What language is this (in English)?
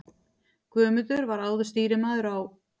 Icelandic